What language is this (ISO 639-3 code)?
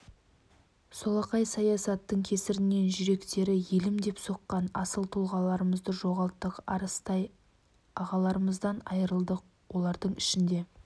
kaz